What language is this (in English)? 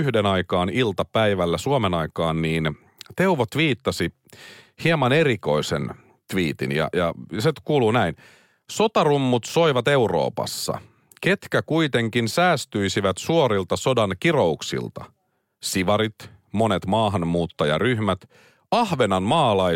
Finnish